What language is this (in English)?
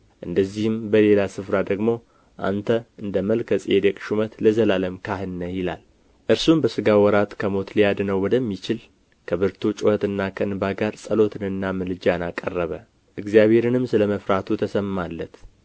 Amharic